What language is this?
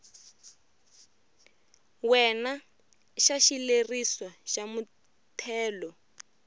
Tsonga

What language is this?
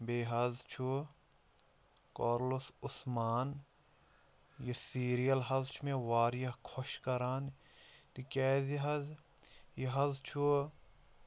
Kashmiri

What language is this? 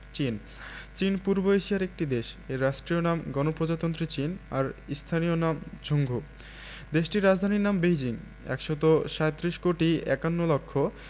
Bangla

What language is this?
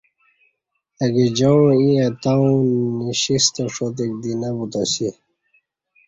Kati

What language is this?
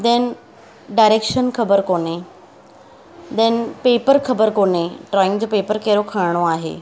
Sindhi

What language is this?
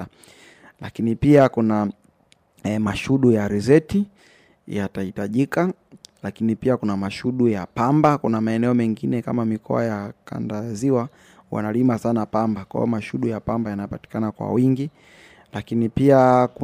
Swahili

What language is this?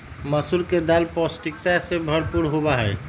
Magahi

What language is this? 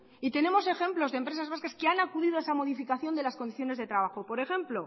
Spanish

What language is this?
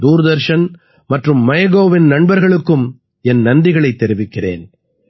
Tamil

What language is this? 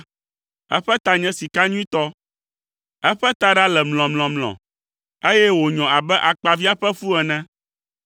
Ewe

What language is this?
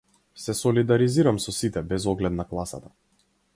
Macedonian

